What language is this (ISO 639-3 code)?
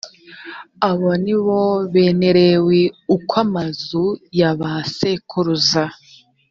kin